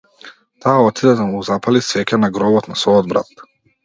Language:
Macedonian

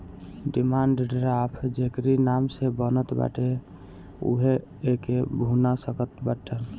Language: Bhojpuri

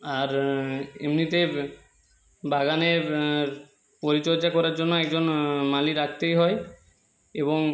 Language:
Bangla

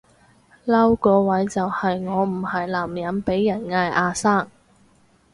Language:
Cantonese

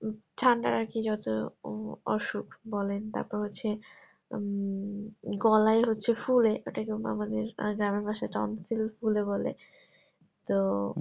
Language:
Bangla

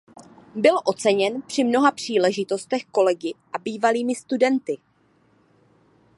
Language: Czech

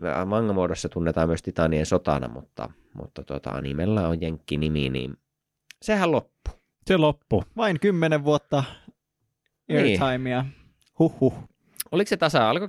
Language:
Finnish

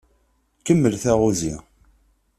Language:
Kabyle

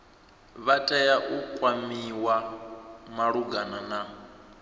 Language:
Venda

